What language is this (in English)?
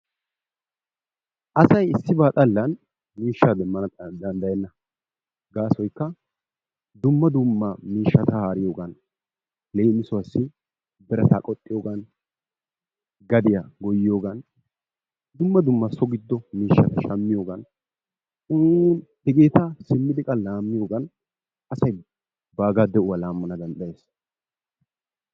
Wolaytta